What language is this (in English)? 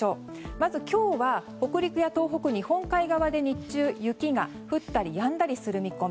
Japanese